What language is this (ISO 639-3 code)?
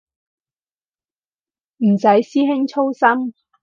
yue